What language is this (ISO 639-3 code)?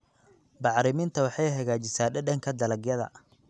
som